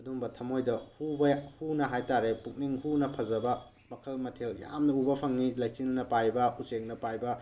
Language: Manipuri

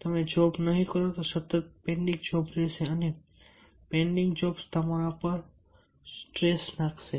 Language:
Gujarati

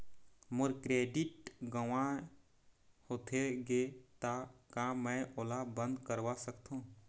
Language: Chhattisgarhi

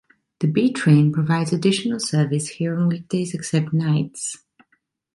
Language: English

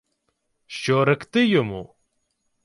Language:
Ukrainian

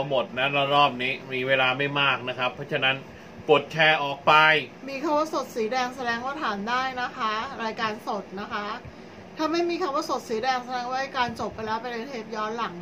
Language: Thai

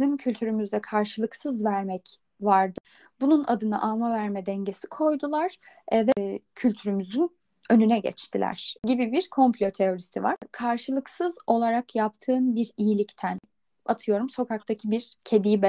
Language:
Turkish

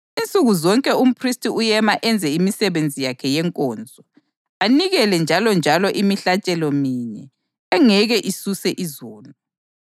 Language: North Ndebele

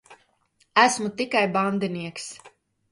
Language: Latvian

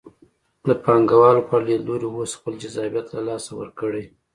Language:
Pashto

